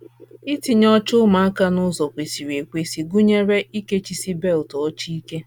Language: Igbo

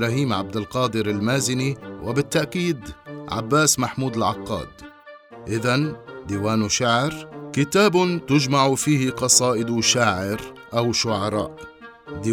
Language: Arabic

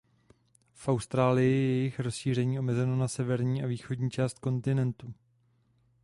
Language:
Czech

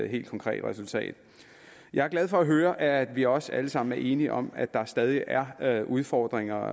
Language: Danish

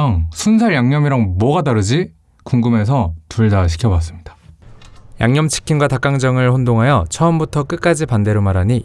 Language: Korean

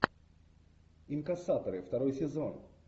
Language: Russian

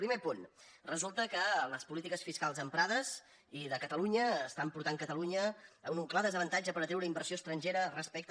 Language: Catalan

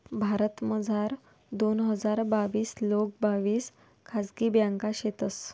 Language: Marathi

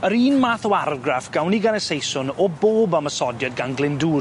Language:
Welsh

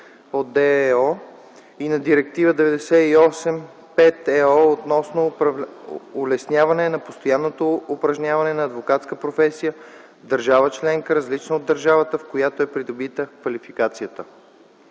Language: Bulgarian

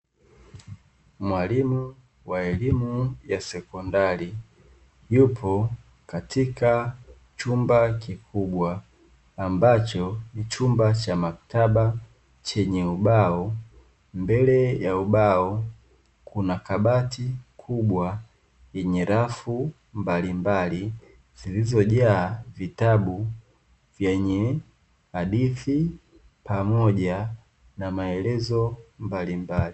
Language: Swahili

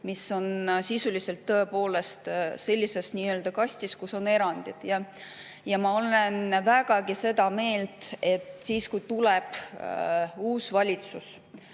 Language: Estonian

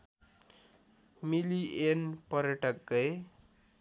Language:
Nepali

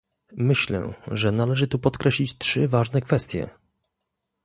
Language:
Polish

